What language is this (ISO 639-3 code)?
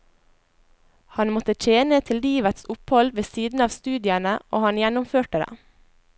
nor